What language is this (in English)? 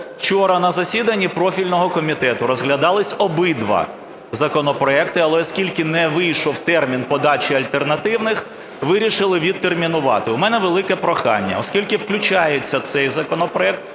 Ukrainian